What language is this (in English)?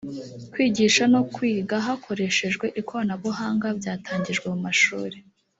Kinyarwanda